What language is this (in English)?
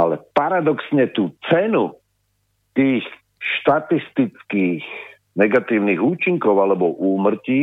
Slovak